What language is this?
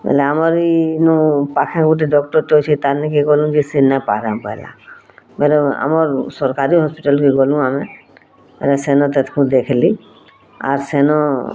Odia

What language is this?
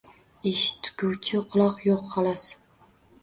Uzbek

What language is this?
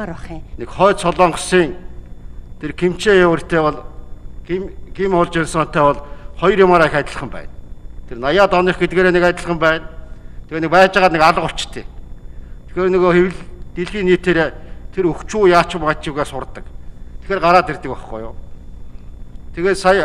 Russian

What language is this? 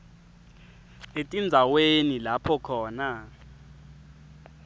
Swati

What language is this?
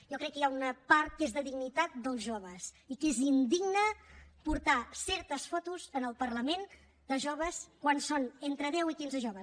Catalan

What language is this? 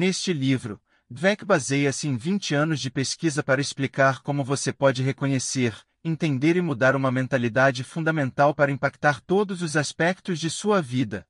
Portuguese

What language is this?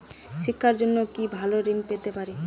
Bangla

